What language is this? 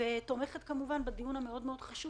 Hebrew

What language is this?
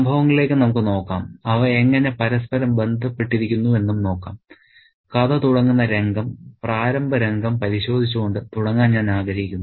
Malayalam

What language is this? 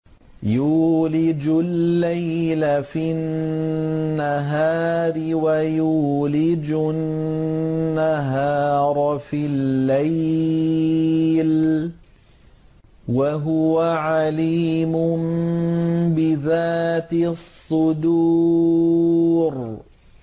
Arabic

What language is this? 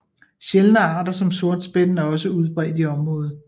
Danish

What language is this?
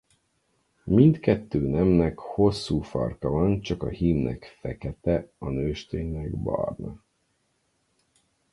Hungarian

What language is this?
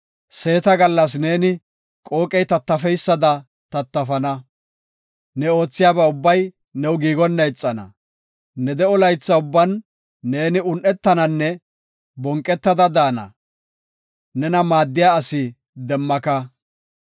Gofa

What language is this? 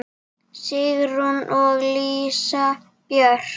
Icelandic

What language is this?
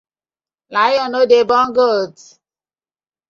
Nigerian Pidgin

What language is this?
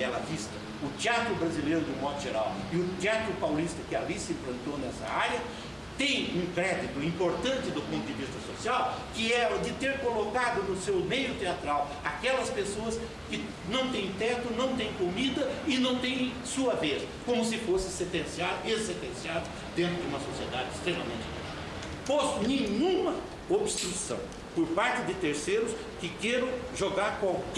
Portuguese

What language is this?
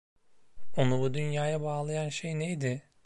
Turkish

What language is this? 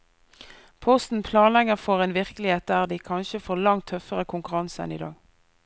Norwegian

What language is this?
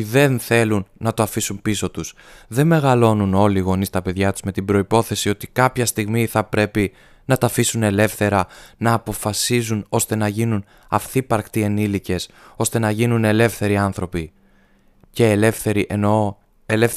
Greek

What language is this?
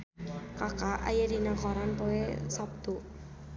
Sundanese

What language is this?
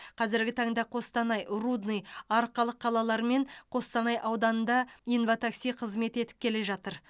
Kazakh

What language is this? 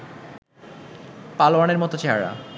Bangla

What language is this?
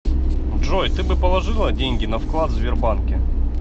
Russian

